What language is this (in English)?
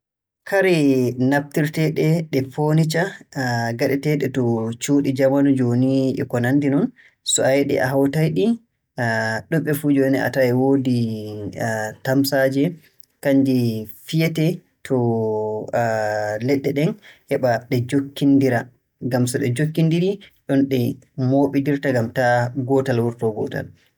Borgu Fulfulde